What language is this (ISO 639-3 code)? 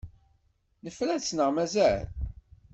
kab